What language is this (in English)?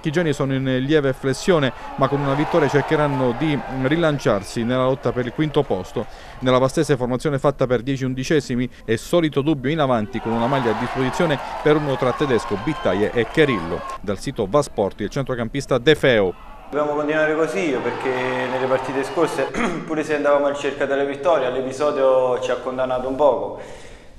Italian